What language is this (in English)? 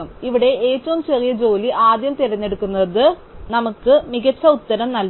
Malayalam